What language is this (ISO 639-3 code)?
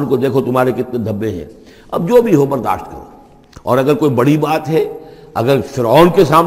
urd